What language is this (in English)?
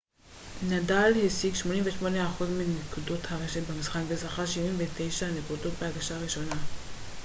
Hebrew